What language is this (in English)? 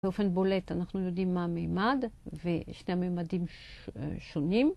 Hebrew